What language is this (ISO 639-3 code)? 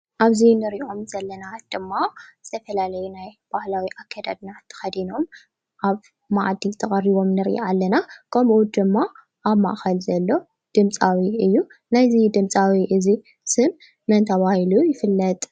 tir